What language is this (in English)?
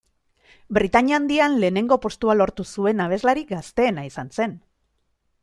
Basque